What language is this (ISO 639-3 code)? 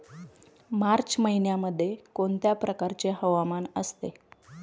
mar